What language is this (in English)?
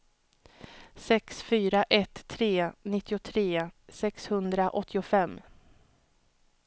Swedish